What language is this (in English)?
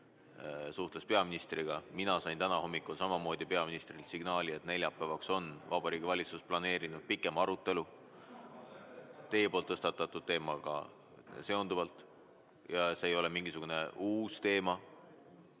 Estonian